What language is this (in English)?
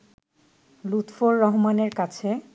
Bangla